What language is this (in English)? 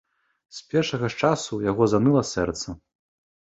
Belarusian